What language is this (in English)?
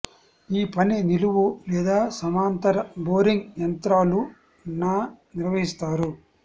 Telugu